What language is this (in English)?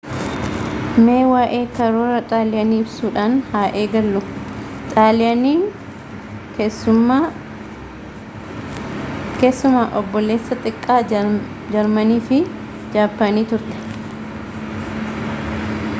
Oromo